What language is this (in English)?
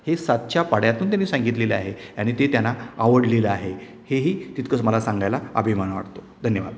Marathi